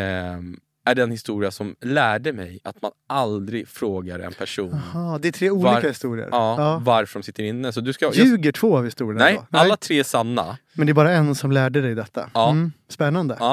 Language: Swedish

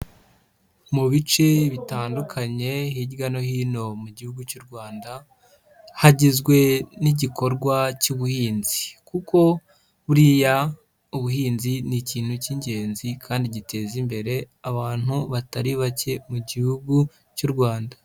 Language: Kinyarwanda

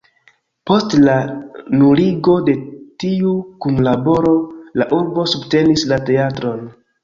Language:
Esperanto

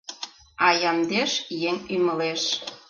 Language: Mari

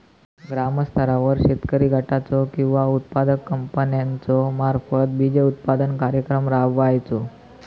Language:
Marathi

